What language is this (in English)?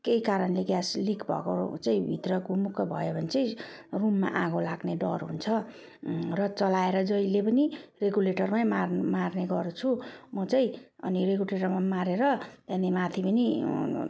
Nepali